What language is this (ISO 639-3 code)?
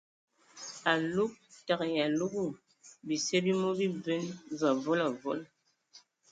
ewo